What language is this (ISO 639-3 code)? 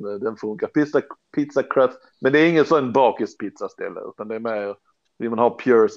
swe